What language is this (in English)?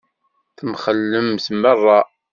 Kabyle